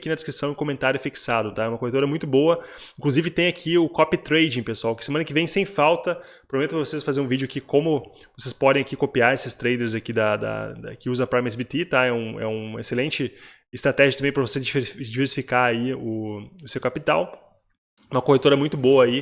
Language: Portuguese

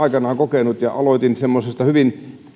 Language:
Finnish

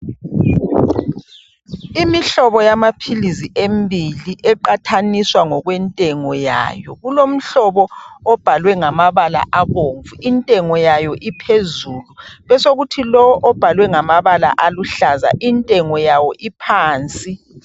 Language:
North Ndebele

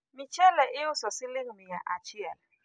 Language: Luo (Kenya and Tanzania)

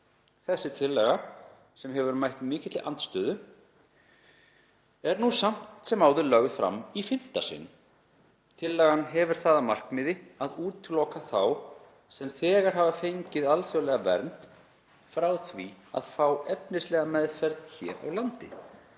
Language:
Icelandic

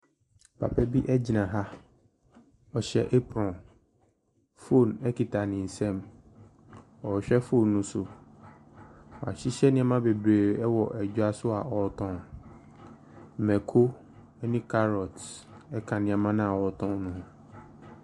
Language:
Akan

